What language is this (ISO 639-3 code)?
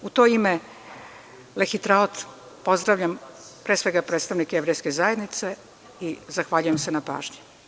srp